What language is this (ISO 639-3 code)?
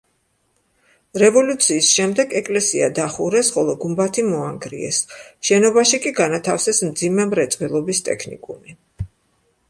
kat